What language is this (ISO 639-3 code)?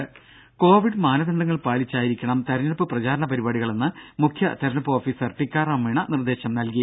mal